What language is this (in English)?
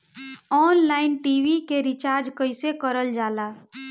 Bhojpuri